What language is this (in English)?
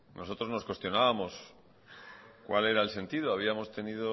Spanish